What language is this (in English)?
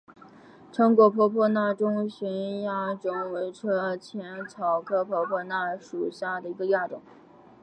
Chinese